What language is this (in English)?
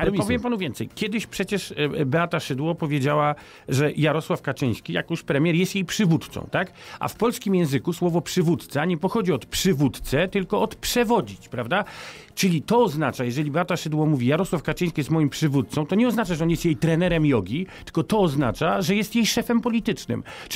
Polish